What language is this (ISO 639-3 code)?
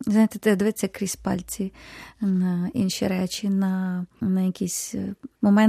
ukr